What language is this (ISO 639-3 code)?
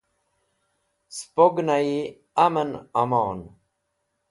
wbl